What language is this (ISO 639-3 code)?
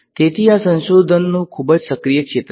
guj